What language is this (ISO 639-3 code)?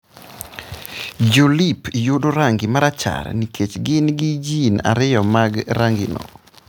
luo